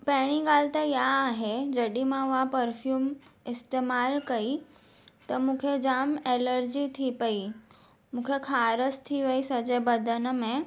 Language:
Sindhi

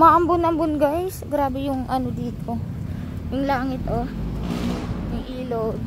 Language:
Filipino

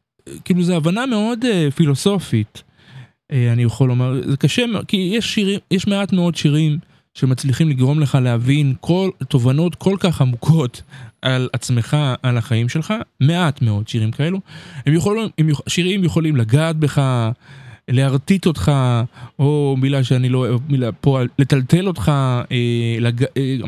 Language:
Hebrew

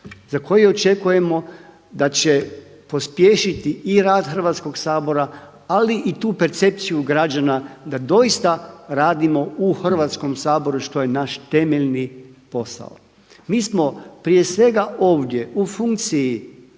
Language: Croatian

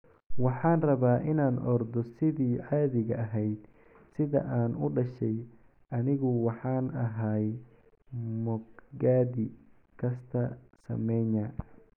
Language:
Somali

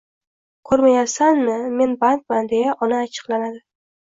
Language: Uzbek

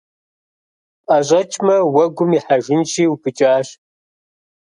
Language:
Kabardian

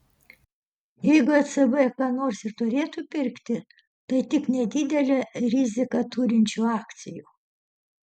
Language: Lithuanian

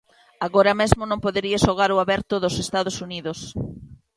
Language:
Galician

